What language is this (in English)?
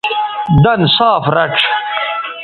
Bateri